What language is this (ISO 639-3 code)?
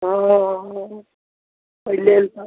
mai